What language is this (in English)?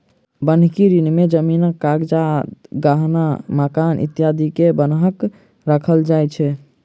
Maithili